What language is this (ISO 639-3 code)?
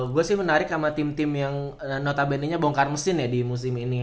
ind